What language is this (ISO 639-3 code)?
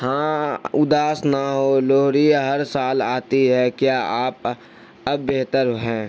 urd